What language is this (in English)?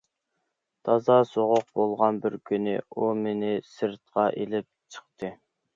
Uyghur